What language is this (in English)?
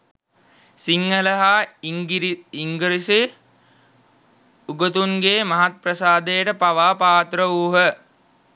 Sinhala